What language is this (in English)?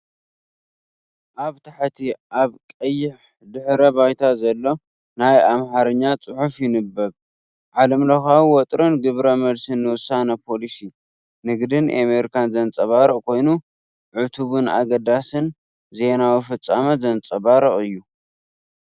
Tigrinya